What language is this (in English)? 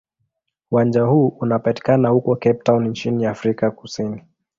Swahili